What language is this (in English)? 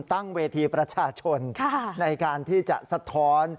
Thai